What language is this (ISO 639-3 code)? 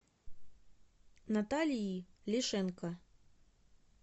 rus